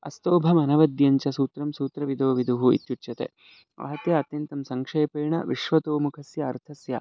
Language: Sanskrit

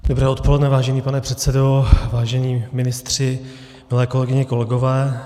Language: Czech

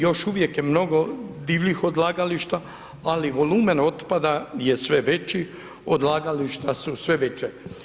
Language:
Croatian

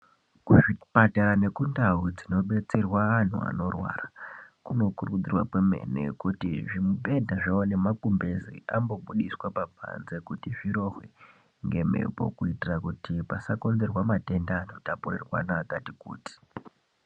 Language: Ndau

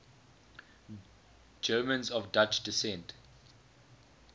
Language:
English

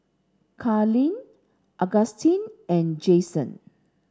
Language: English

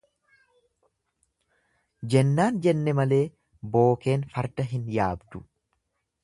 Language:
Oromo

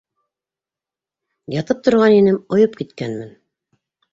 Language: Bashkir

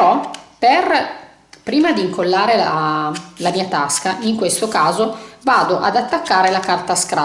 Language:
Italian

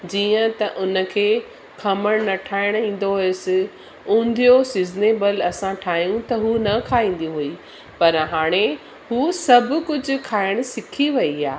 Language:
Sindhi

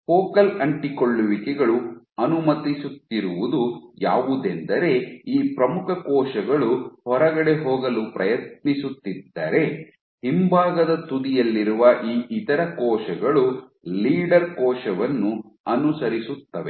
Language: Kannada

